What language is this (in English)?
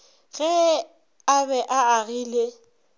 Northern Sotho